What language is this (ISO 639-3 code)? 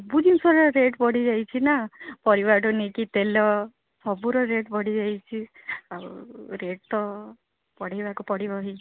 ori